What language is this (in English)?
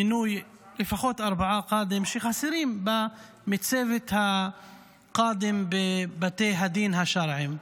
Hebrew